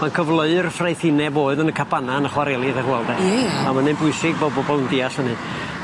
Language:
Welsh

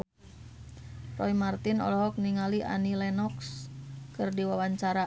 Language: Sundanese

